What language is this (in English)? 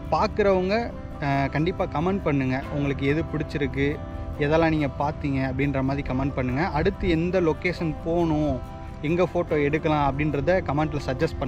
Tamil